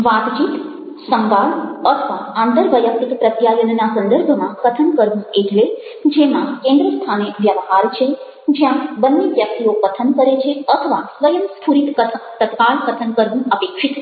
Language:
Gujarati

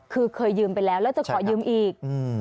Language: Thai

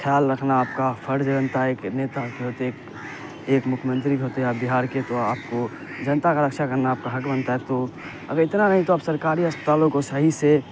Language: Urdu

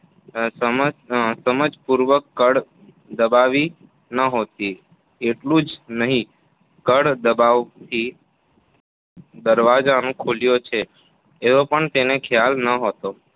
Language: Gujarati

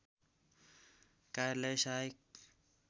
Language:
Nepali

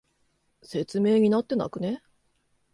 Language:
Japanese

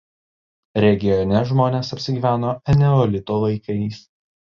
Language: Lithuanian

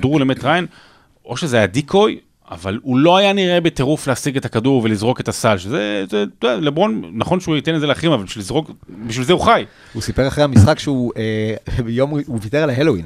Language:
Hebrew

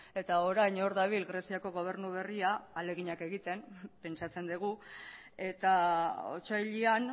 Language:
Basque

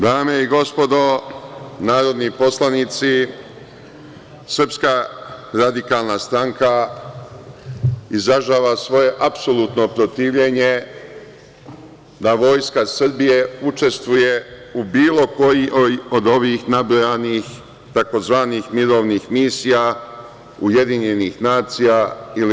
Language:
Serbian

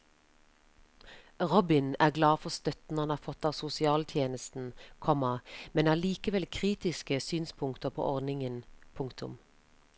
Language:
Norwegian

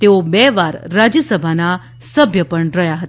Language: Gujarati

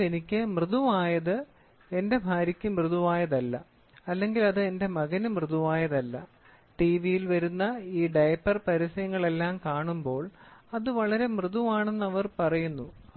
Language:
Malayalam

